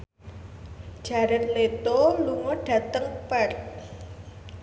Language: Javanese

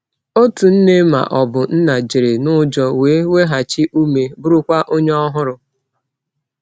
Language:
Igbo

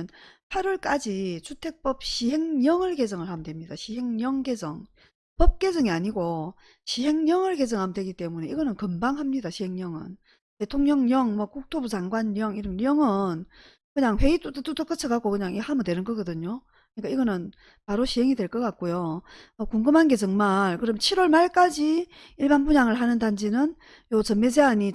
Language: Korean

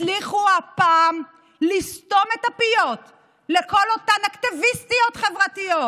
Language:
Hebrew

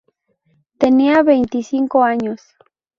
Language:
Spanish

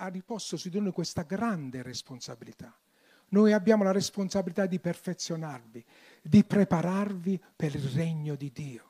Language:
Italian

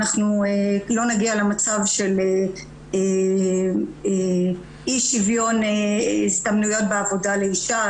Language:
Hebrew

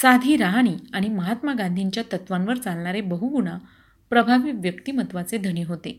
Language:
Marathi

